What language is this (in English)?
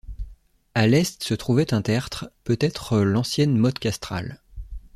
French